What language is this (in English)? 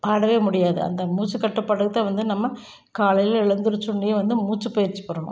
Tamil